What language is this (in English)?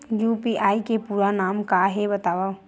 Chhattisgarhi